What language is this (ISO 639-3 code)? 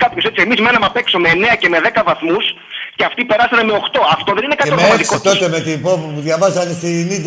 ell